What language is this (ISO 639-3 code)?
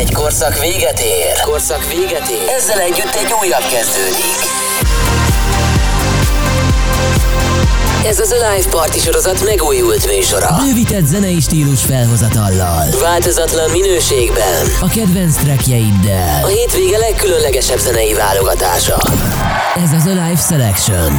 hun